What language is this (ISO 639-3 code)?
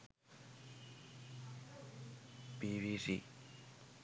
sin